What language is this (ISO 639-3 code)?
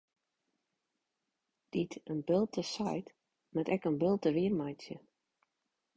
fry